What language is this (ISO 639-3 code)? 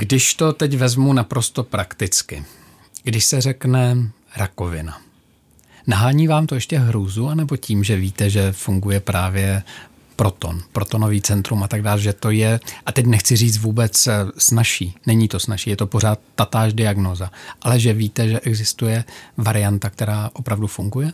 ces